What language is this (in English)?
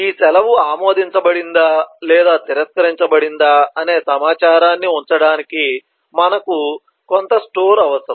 Telugu